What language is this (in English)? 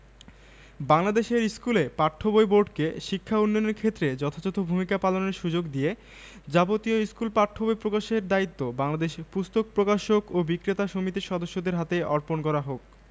Bangla